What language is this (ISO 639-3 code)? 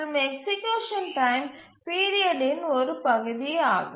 tam